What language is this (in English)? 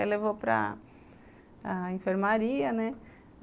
Portuguese